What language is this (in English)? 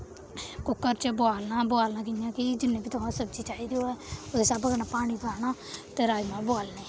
Dogri